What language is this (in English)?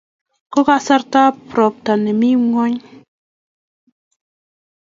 Kalenjin